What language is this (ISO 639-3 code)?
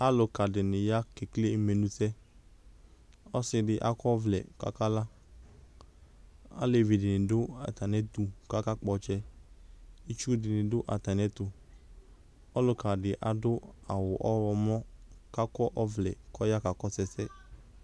kpo